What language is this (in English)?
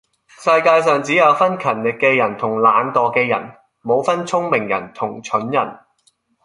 Cantonese